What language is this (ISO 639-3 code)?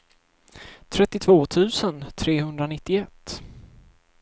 swe